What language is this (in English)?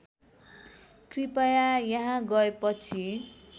Nepali